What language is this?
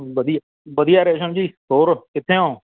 Punjabi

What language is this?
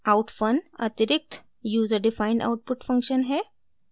Hindi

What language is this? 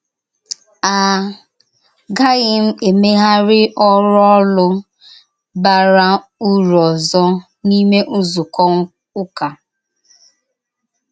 Igbo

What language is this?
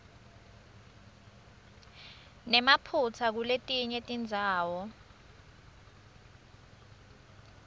Swati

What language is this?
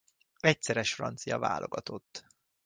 Hungarian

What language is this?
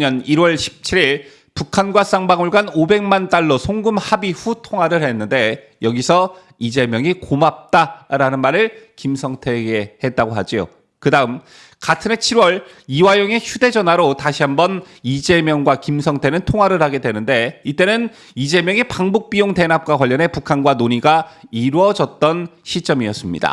Korean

